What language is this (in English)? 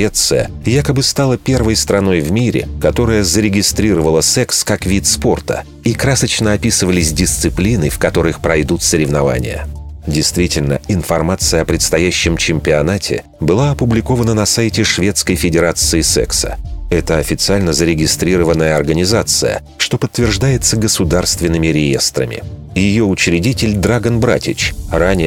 Russian